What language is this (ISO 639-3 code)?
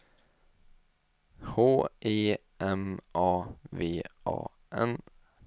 swe